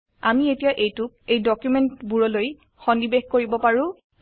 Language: Assamese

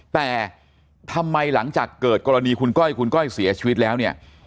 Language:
Thai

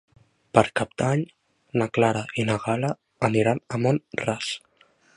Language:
Catalan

